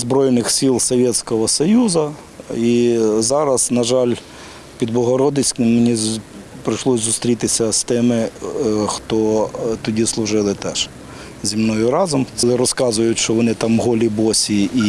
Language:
Ukrainian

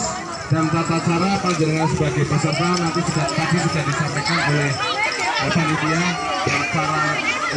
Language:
Indonesian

